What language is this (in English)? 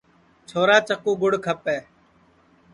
Sansi